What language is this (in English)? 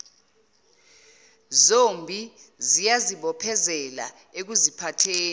Zulu